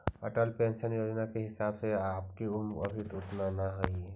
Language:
Magahi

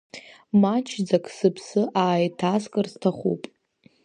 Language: Abkhazian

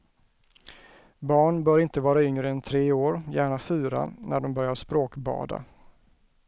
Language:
Swedish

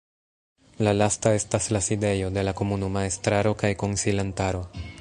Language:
Esperanto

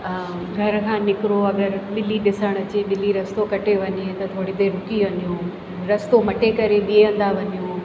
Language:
Sindhi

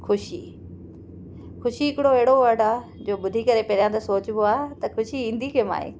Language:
Sindhi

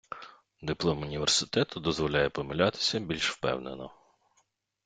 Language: Ukrainian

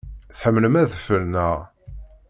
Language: Kabyle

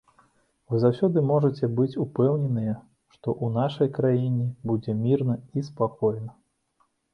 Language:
Belarusian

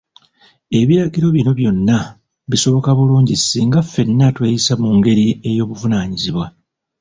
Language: Ganda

